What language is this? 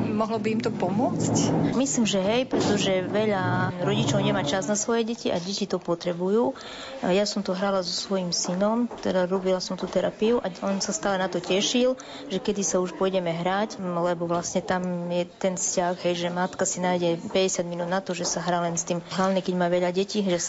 Slovak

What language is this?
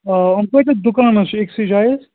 Kashmiri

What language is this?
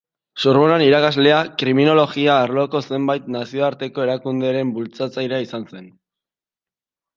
Basque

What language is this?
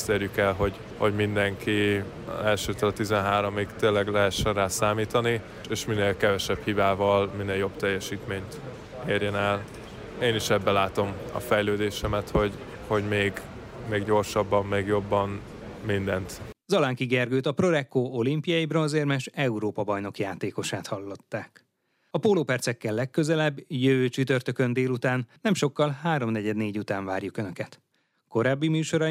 Hungarian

